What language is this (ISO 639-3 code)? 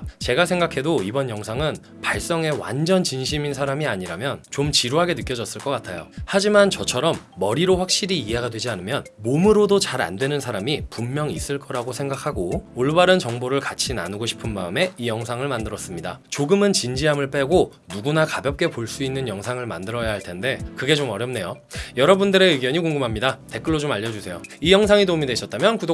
kor